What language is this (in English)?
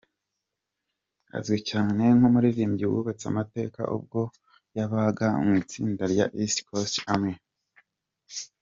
Kinyarwanda